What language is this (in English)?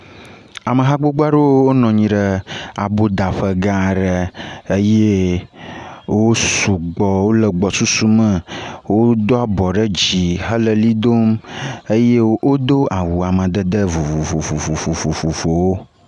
Ewe